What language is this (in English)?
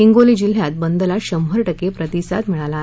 Marathi